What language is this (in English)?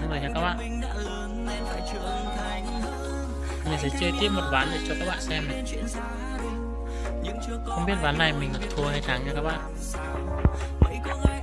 Vietnamese